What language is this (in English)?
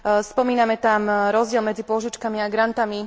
Slovak